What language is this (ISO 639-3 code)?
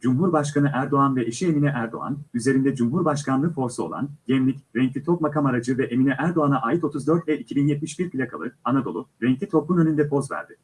tur